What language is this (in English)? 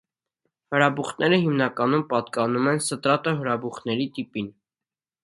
Armenian